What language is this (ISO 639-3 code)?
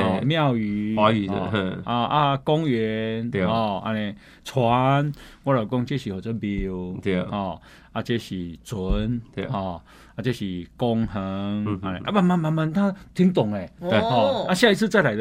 zho